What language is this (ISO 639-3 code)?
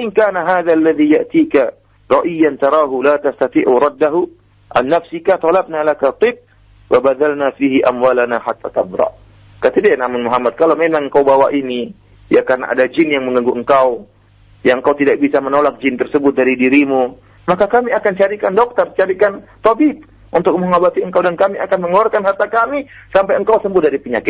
msa